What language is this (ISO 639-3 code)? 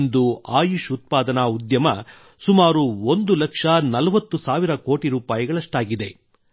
kan